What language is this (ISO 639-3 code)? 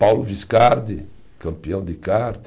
por